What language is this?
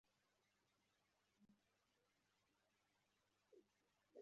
Kinyarwanda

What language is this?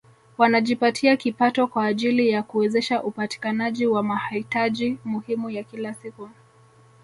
Swahili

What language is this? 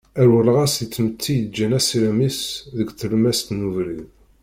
Kabyle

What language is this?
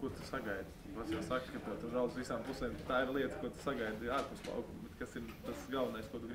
Latvian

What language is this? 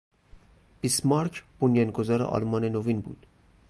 Persian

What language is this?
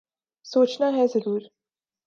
Urdu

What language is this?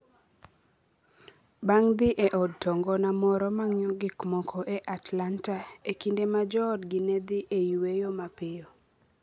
Luo (Kenya and Tanzania)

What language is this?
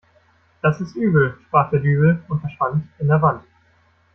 German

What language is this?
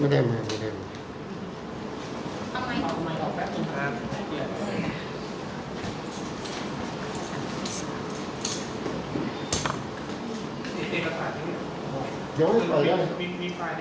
Thai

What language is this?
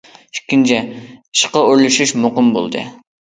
Uyghur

